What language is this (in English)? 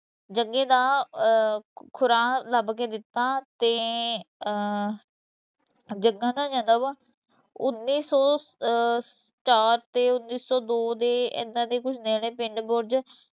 Punjabi